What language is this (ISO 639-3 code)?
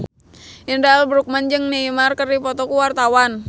sun